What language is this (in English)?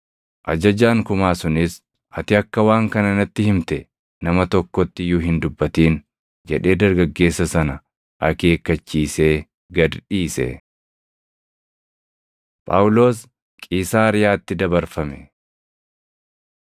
Oromo